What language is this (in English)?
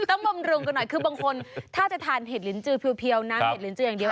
Thai